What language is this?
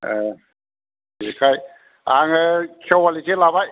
Bodo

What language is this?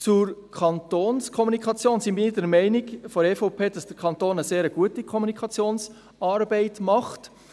Swiss German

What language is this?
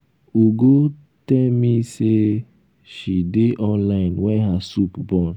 Nigerian Pidgin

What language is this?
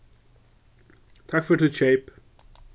Faroese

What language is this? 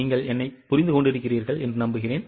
Tamil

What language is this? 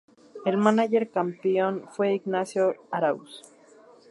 Spanish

